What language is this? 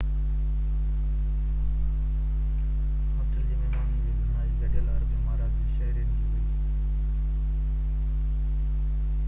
Sindhi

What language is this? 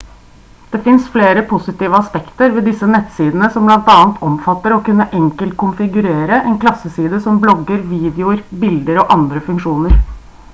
Norwegian Bokmål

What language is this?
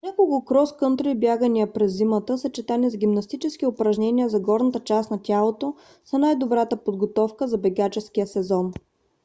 Bulgarian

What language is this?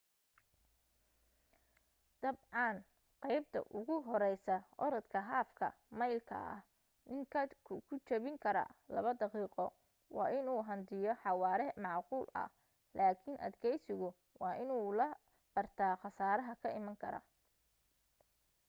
Somali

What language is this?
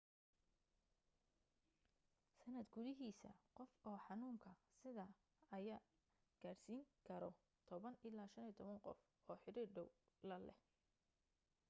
Somali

